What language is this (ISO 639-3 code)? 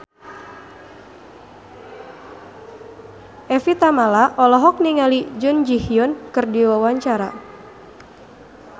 sun